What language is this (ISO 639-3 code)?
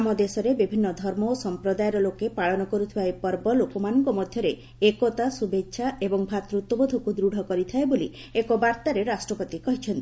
ori